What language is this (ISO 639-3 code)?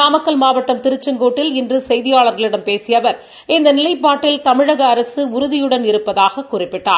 tam